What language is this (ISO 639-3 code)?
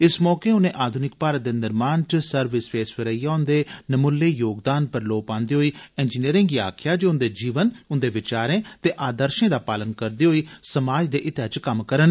doi